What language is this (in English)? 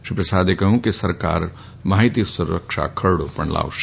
Gujarati